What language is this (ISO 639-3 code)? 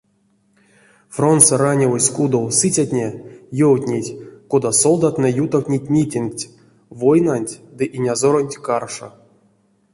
myv